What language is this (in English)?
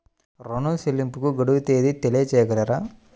Telugu